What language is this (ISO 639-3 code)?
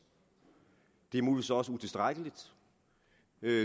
dan